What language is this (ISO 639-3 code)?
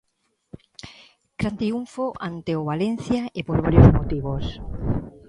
glg